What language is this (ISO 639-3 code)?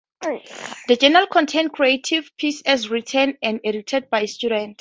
eng